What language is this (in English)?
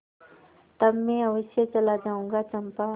Hindi